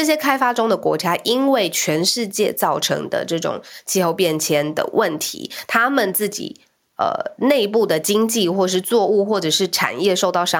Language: Chinese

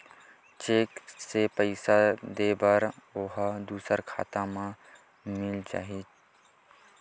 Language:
Chhattisgarhi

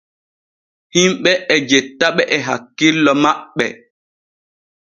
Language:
Borgu Fulfulde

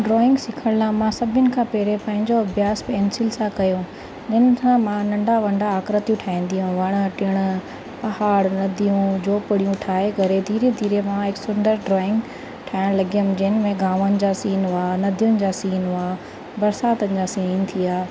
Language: Sindhi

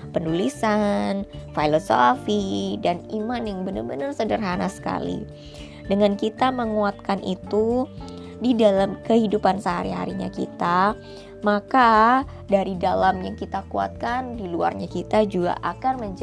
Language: Indonesian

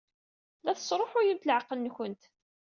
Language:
Kabyle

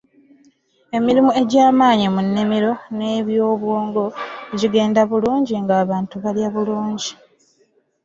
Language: Ganda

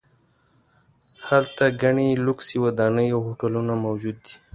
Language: Pashto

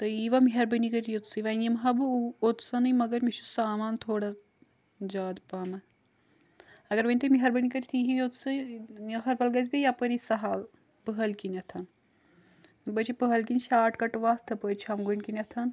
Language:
Kashmiri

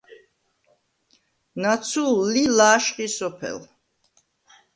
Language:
Svan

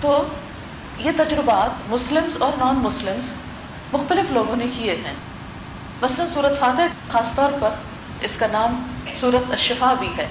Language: Urdu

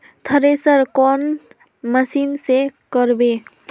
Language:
Magahi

